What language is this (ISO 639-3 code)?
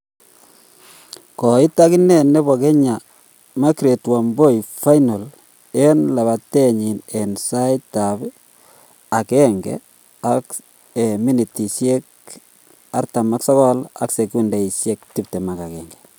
kln